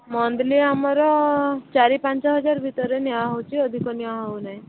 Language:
Odia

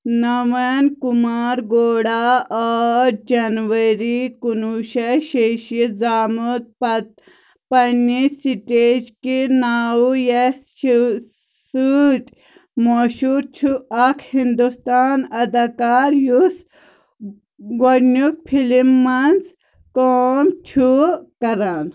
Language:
Kashmiri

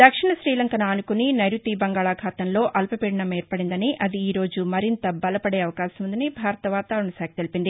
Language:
Telugu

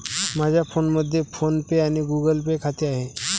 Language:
Marathi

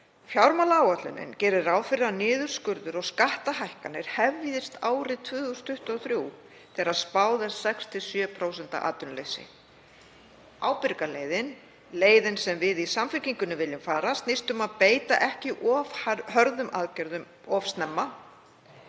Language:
Icelandic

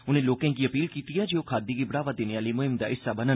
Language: Dogri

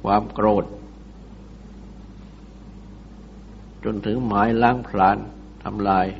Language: Thai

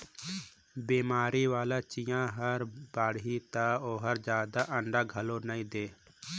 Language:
Chhattisgarhi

